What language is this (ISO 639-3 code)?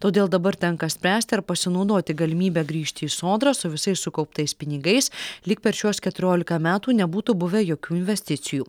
lit